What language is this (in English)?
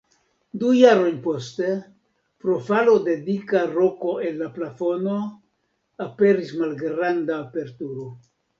Esperanto